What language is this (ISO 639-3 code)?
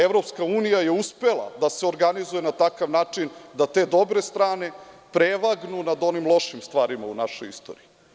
srp